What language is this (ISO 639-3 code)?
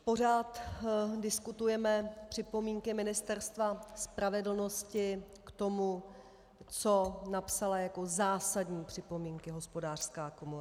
ces